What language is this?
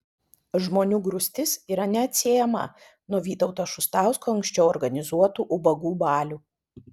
Lithuanian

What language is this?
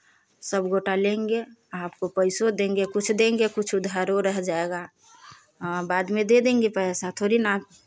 Hindi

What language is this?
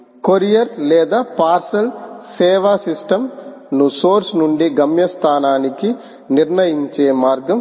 Telugu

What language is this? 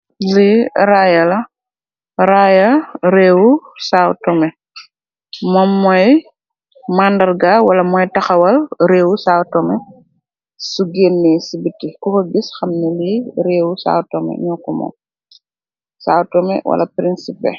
Wolof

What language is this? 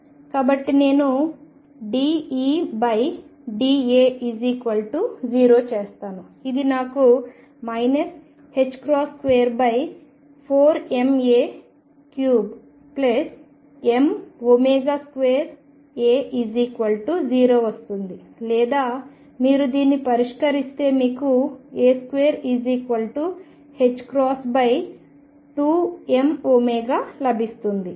Telugu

